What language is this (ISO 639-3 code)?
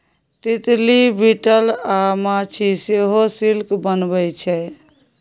mai